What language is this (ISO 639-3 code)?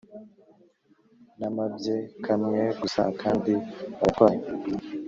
kin